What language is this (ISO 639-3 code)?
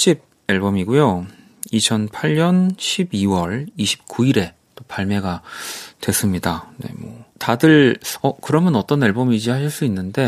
kor